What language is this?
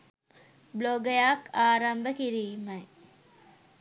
Sinhala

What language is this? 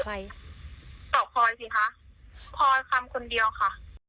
Thai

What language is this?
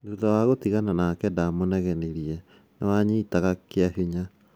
Kikuyu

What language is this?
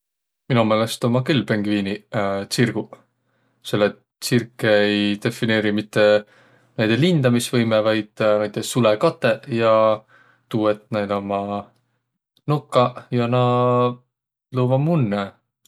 Võro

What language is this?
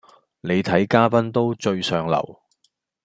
Cantonese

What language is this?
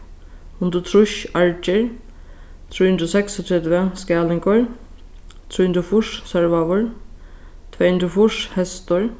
Faroese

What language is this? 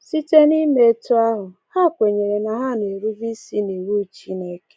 Igbo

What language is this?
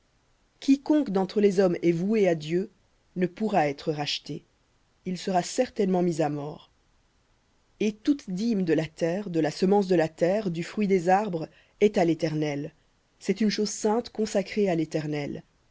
French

